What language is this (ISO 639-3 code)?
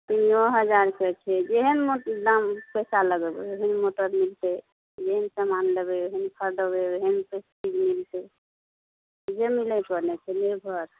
mai